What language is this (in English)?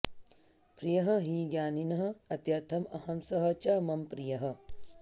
Sanskrit